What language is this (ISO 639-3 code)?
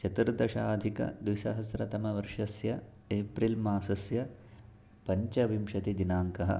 san